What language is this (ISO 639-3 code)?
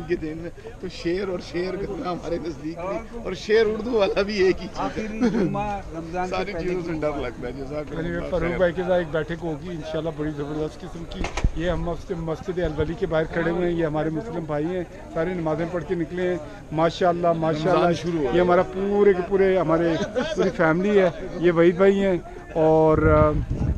nld